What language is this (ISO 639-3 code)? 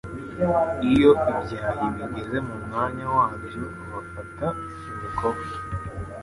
kin